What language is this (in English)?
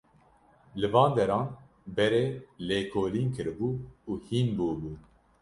Kurdish